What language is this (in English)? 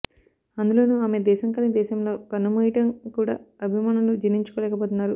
Telugu